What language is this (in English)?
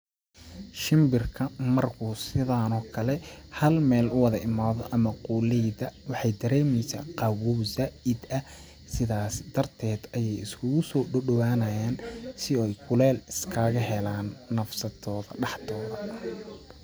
Somali